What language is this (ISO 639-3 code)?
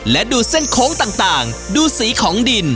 tha